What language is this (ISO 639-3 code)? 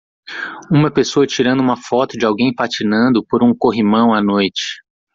por